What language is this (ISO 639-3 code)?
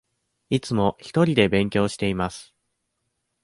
jpn